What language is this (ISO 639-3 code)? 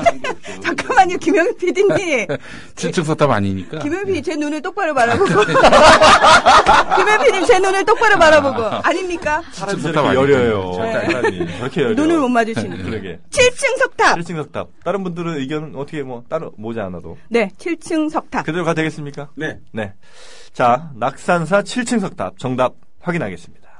kor